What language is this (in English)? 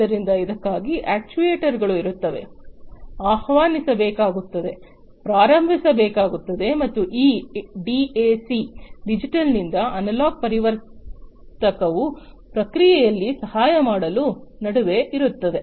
Kannada